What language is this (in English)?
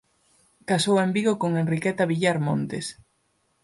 Galician